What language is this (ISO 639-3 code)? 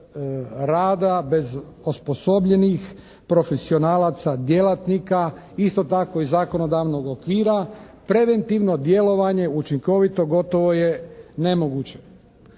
hrv